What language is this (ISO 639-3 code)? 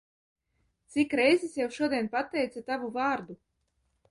lav